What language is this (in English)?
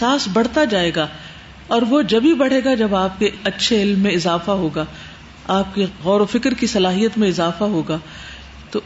Urdu